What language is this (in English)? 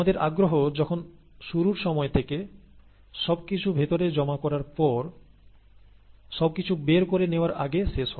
Bangla